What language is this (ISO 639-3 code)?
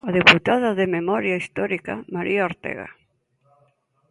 glg